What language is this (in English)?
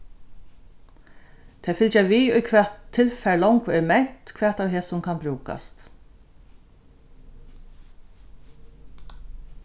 Faroese